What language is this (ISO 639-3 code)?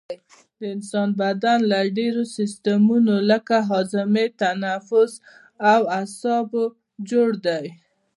pus